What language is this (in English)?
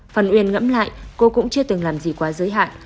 Vietnamese